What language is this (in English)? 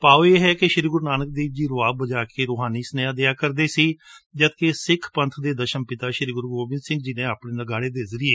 Punjabi